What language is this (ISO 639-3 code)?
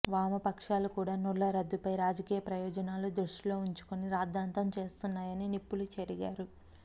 tel